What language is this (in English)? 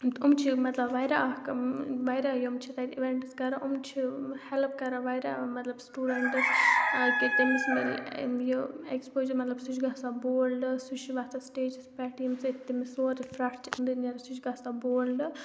Kashmiri